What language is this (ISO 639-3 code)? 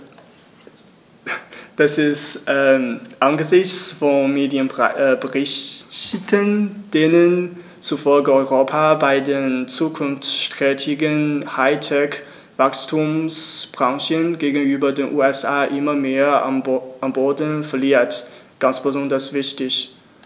deu